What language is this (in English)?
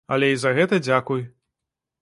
Belarusian